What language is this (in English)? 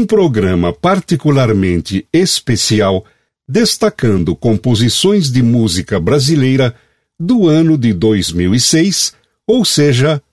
Portuguese